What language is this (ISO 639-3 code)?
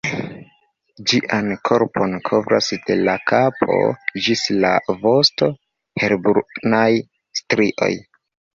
epo